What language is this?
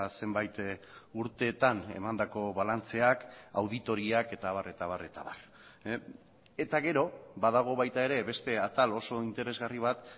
Basque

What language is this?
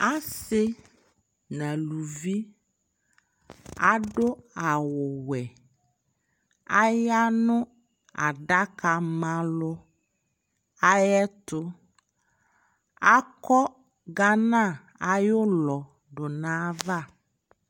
Ikposo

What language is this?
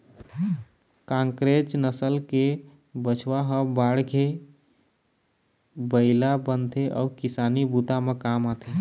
Chhattisgarhi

